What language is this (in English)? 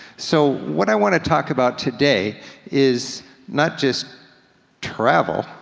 English